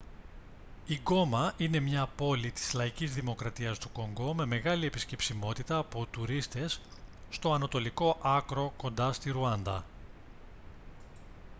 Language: Greek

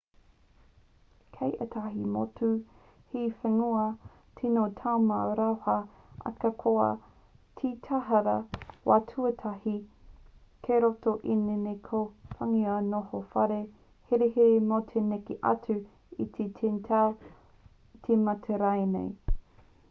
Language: Māori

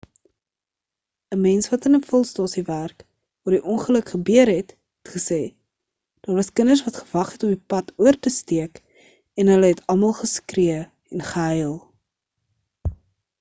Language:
Afrikaans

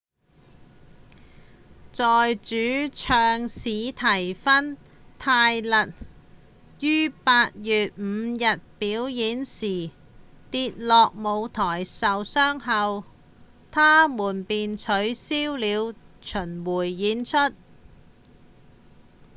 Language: Cantonese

